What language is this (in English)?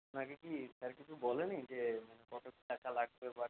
Bangla